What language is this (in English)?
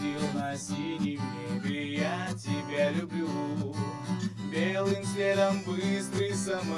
Portuguese